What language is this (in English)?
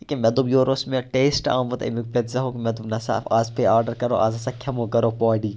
Kashmiri